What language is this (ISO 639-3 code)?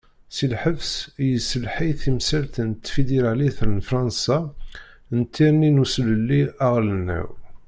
kab